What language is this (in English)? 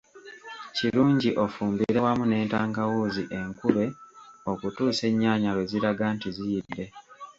Ganda